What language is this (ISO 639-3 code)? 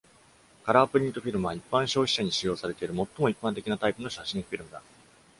jpn